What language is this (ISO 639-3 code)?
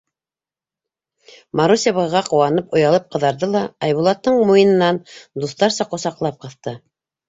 bak